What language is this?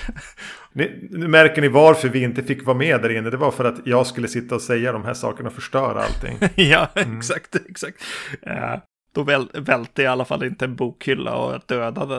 Swedish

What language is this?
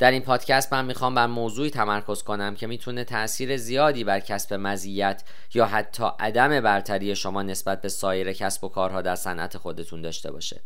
Persian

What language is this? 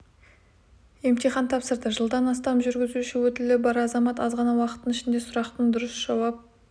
Kazakh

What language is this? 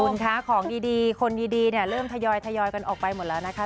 Thai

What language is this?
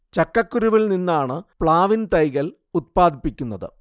Malayalam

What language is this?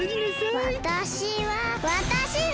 Japanese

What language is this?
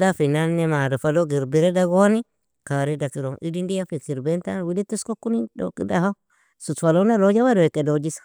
Nobiin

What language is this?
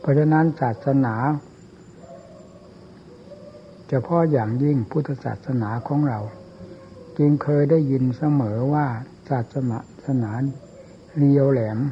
Thai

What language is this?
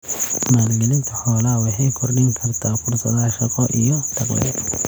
Somali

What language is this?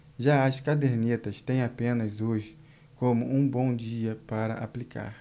Portuguese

